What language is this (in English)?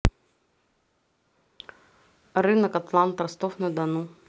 Russian